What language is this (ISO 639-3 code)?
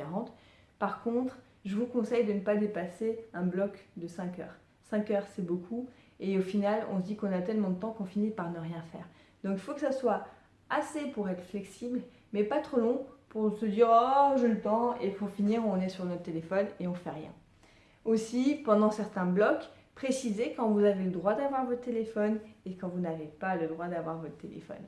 fra